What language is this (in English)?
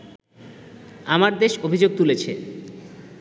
Bangla